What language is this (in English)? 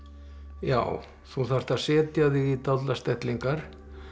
Icelandic